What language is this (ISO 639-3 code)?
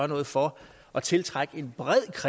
dan